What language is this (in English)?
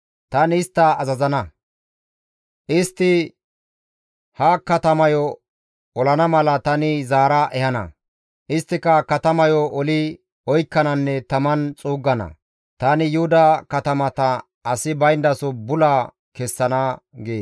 Gamo